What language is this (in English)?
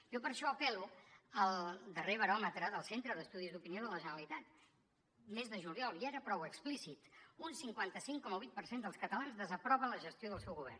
Catalan